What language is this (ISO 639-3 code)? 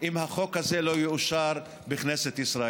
heb